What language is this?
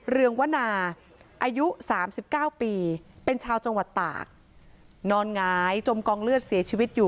Thai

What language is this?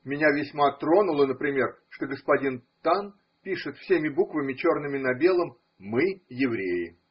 Russian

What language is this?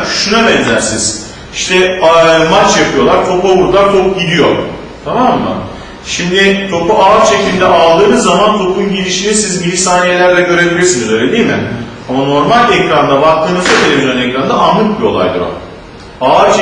Turkish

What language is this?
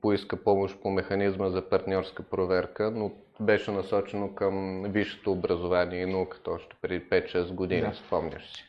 Bulgarian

